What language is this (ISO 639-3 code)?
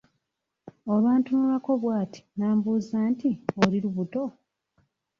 lug